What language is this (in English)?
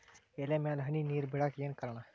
Kannada